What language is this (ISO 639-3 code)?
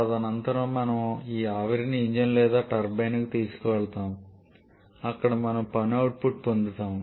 tel